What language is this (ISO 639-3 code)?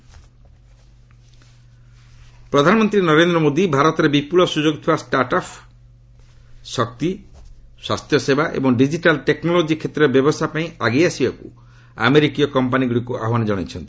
ori